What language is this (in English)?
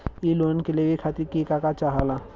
Bhojpuri